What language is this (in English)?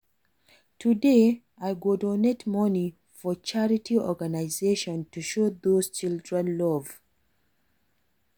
Nigerian Pidgin